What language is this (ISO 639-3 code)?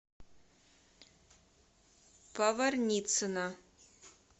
rus